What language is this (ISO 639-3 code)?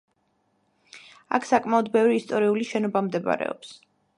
kat